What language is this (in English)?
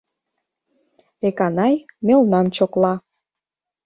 Mari